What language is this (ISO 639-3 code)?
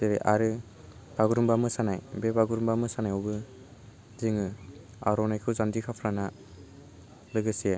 brx